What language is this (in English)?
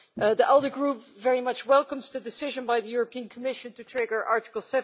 English